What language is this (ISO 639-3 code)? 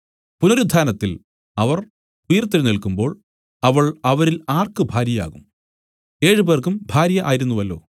mal